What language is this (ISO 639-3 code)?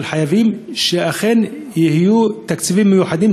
heb